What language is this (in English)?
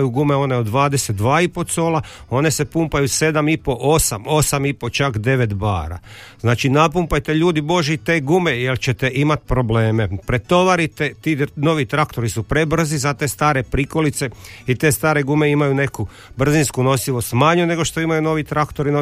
Croatian